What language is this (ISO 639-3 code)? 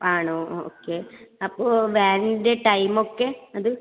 mal